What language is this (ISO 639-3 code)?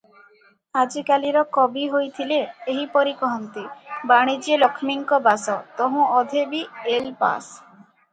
ori